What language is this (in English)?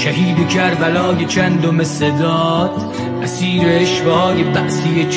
Persian